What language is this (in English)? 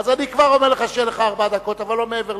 Hebrew